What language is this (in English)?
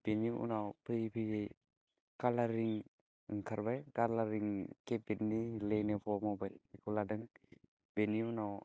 Bodo